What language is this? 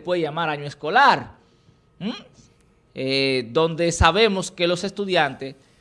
Spanish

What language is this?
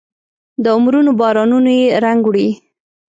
Pashto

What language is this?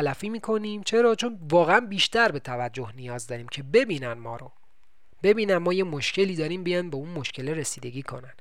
Persian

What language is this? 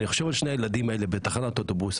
Hebrew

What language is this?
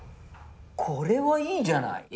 Japanese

